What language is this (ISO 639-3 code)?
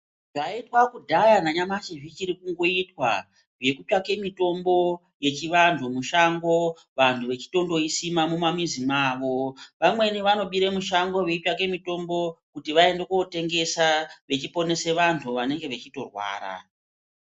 ndc